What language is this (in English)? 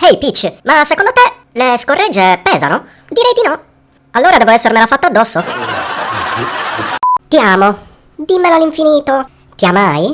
Italian